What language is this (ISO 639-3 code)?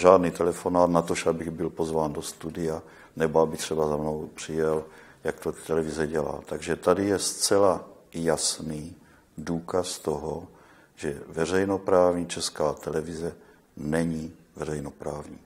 ces